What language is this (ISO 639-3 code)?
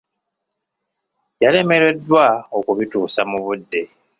lug